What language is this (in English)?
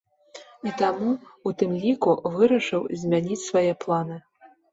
Belarusian